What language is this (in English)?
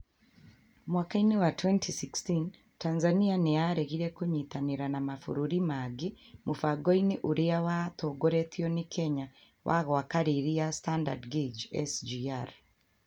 Kikuyu